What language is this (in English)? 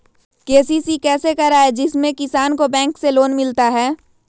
Magahi